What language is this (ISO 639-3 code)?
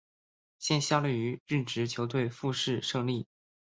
zho